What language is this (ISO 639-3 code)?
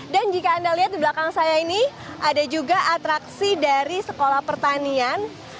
ind